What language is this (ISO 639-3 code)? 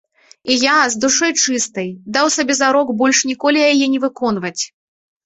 bel